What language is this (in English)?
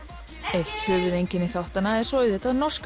Icelandic